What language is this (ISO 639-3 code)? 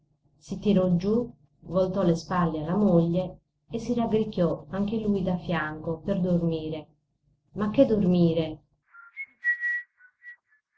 ita